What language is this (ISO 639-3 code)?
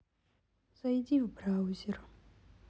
rus